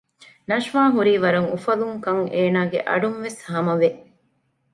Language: Divehi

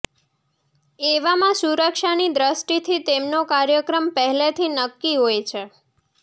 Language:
Gujarati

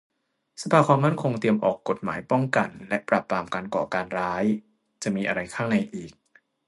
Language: Thai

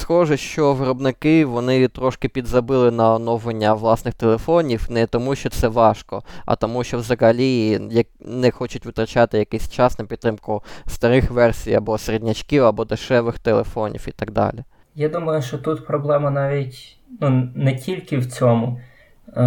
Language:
Ukrainian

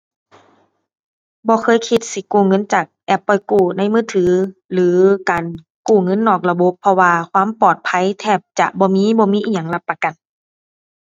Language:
Thai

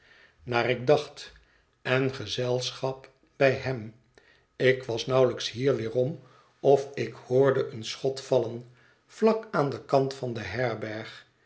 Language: Dutch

